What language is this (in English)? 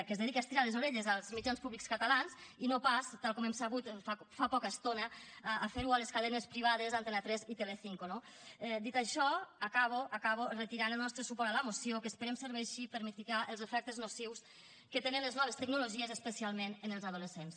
Catalan